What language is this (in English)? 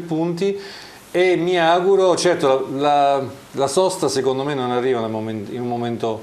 Italian